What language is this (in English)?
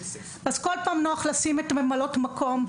Hebrew